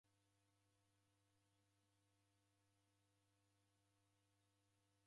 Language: Taita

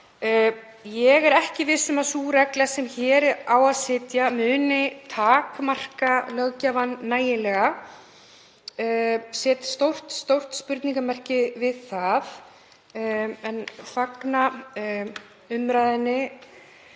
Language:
Icelandic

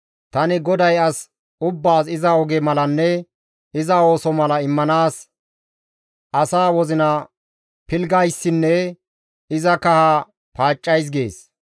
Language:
Gamo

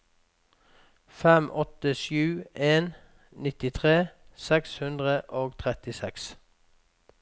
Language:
Norwegian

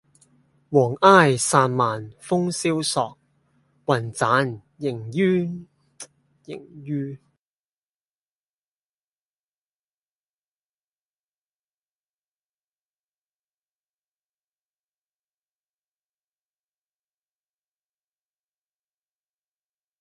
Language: Cantonese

